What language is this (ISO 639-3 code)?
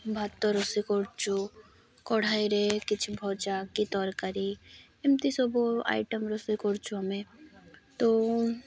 ori